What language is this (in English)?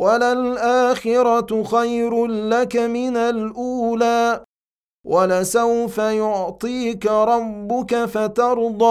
Arabic